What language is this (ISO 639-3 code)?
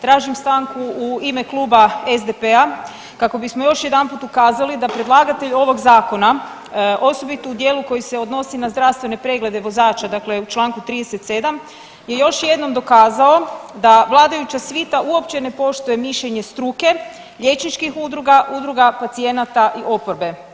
hrv